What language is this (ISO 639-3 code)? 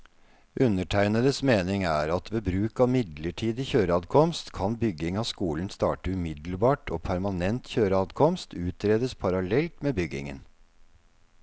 nor